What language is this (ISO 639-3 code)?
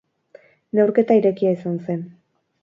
eus